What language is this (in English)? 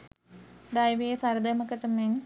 Sinhala